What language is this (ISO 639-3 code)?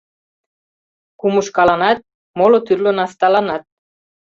chm